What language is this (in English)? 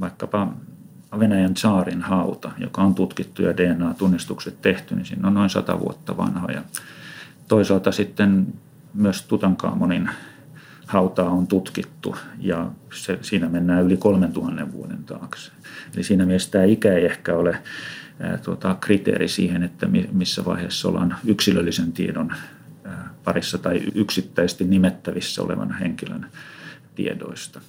Finnish